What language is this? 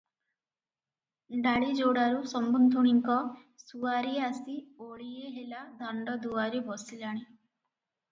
Odia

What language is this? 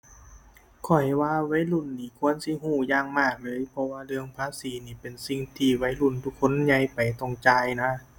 Thai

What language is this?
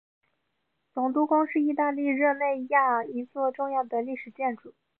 Chinese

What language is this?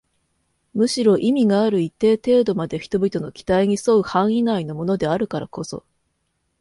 Japanese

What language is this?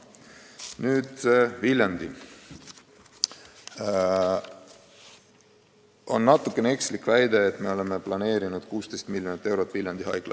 Estonian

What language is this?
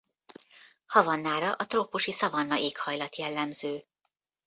Hungarian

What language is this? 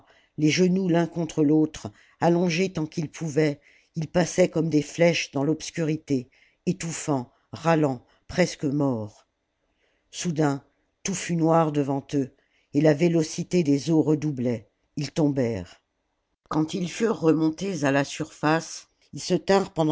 French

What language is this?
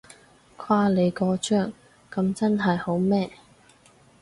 Cantonese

